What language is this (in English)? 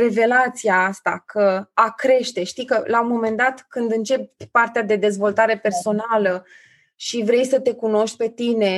Romanian